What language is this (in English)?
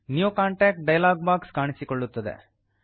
Kannada